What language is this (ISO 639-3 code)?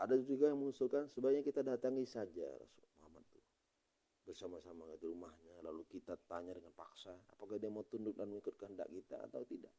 ind